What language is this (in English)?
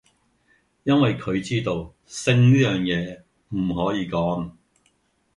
Cantonese